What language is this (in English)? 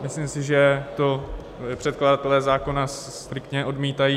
Czech